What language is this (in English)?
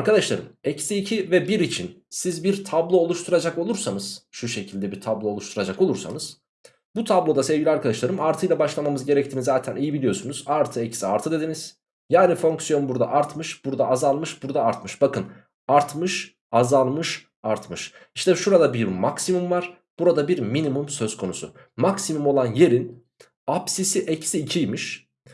Turkish